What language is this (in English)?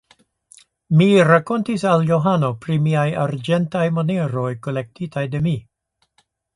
Esperanto